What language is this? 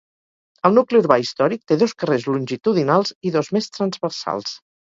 Catalan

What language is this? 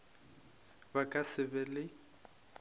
Northern Sotho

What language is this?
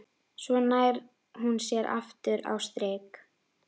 Icelandic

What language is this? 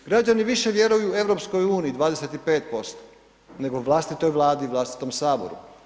Croatian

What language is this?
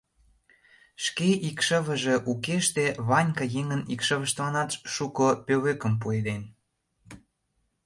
Mari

